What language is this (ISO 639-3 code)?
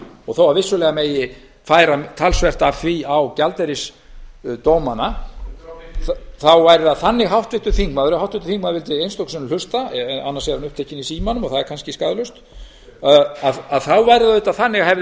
isl